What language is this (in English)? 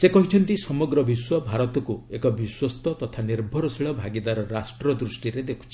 Odia